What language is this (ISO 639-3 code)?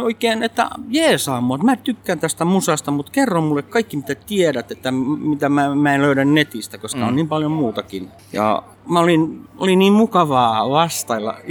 fin